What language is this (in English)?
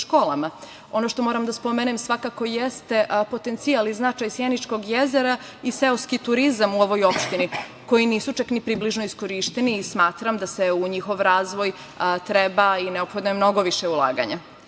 Serbian